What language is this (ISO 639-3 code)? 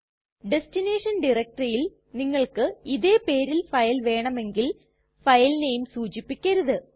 mal